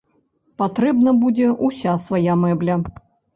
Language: Belarusian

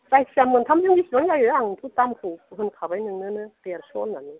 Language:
Bodo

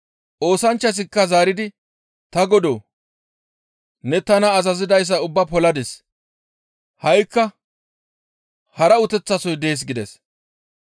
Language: Gamo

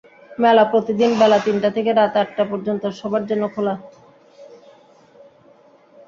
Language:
Bangla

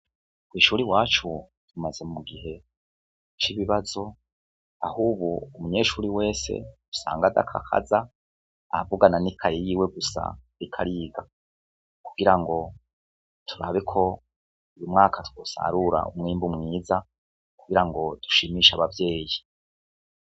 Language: Rundi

